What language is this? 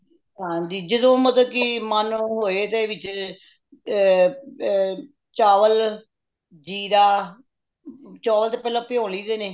Punjabi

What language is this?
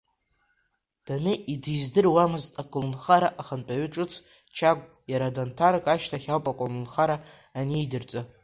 Abkhazian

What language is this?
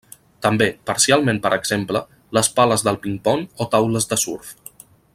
Catalan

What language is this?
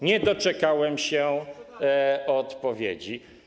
Polish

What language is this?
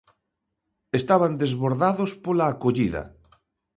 Galician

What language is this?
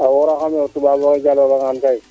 Serer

